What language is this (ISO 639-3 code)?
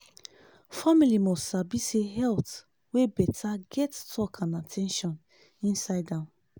pcm